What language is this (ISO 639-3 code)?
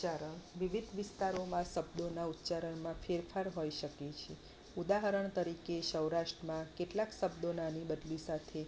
guj